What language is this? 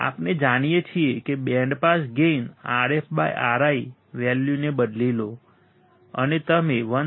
Gujarati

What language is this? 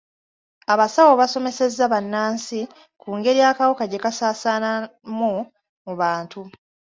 Ganda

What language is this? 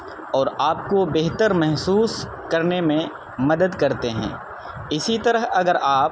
Urdu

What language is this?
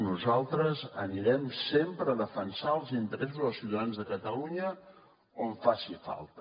Catalan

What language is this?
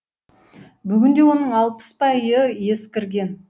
Kazakh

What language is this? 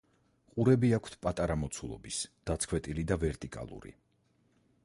Georgian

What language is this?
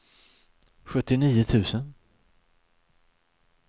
Swedish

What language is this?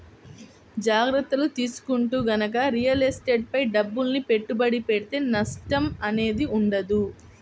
Telugu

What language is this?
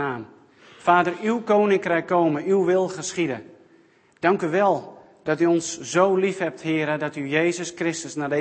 Dutch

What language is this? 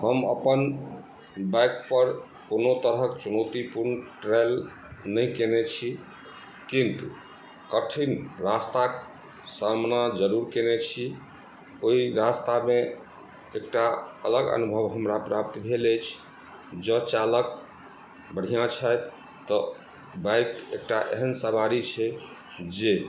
Maithili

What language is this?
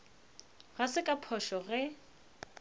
Northern Sotho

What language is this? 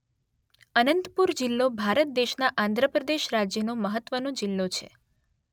Gujarati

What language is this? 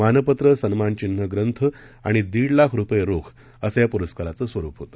Marathi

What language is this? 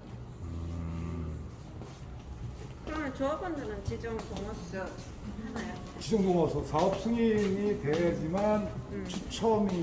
Korean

